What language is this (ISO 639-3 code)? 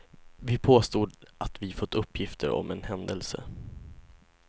swe